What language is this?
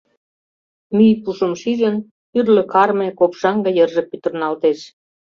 Mari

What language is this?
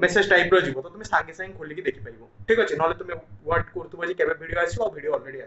Hindi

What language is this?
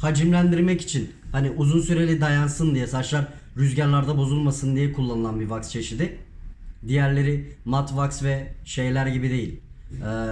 Turkish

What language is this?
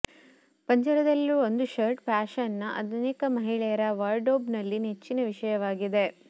Kannada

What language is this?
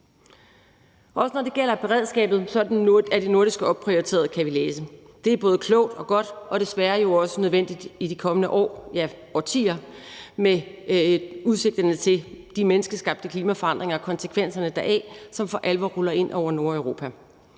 Danish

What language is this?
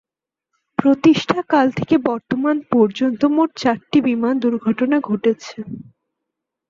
Bangla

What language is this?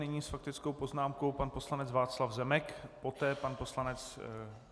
Czech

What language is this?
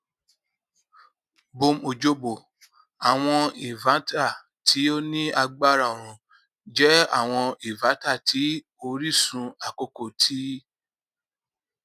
Yoruba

